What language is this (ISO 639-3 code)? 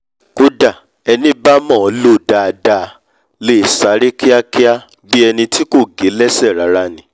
yor